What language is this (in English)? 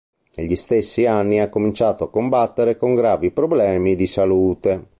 Italian